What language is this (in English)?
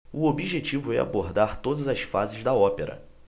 Portuguese